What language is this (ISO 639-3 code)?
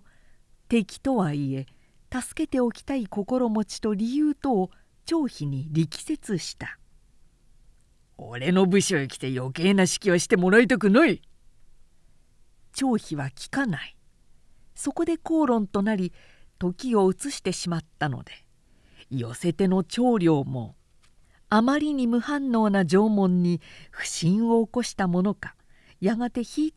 jpn